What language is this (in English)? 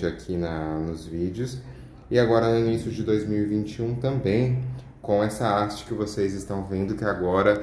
Portuguese